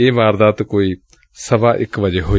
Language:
Punjabi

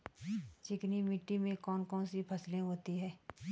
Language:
Hindi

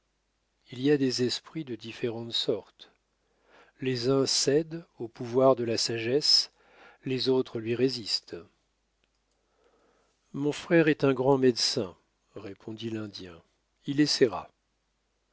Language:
French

